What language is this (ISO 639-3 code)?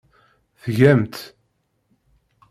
kab